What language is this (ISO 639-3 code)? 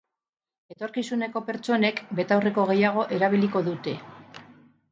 eus